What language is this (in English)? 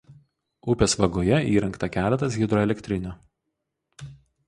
Lithuanian